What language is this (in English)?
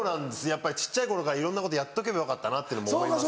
Japanese